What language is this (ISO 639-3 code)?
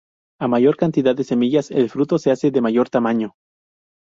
spa